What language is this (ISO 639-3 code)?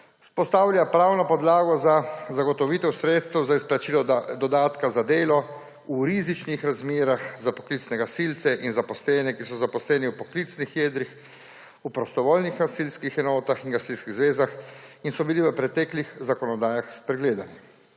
slv